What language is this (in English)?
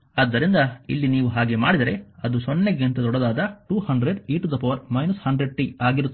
Kannada